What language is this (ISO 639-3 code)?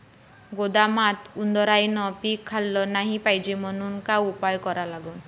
mar